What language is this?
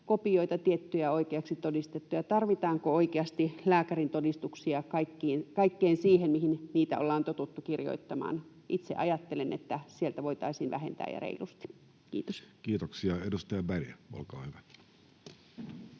Finnish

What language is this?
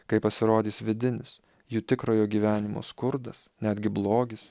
Lithuanian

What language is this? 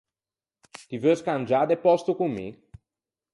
Ligurian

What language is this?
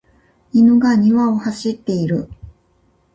Japanese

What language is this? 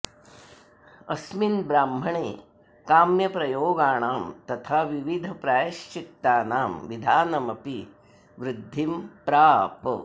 Sanskrit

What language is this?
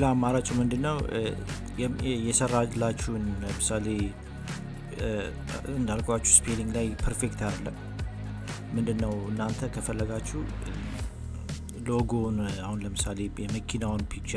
Arabic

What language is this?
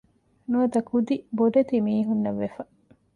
Divehi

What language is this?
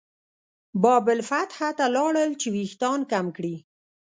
Pashto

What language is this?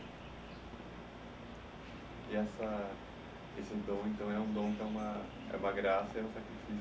Portuguese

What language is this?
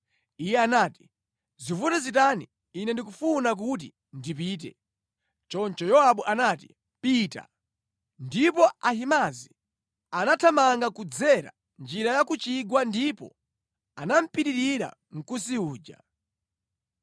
Nyanja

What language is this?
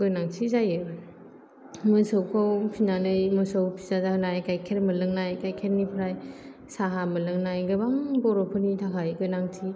Bodo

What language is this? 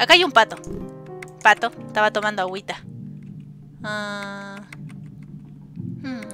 Spanish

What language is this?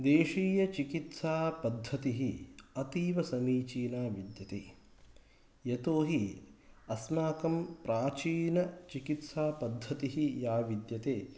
Sanskrit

